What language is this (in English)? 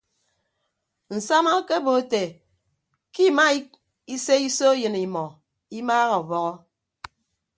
Ibibio